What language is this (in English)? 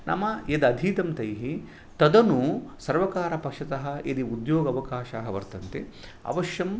Sanskrit